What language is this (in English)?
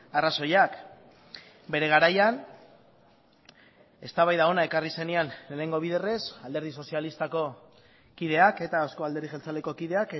Basque